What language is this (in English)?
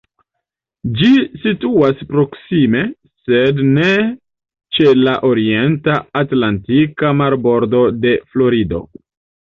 Esperanto